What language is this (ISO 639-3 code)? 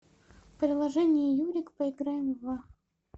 rus